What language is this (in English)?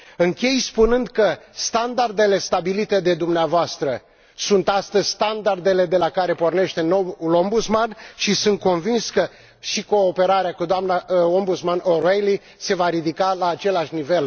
Romanian